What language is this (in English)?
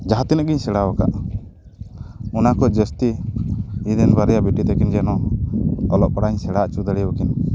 Santali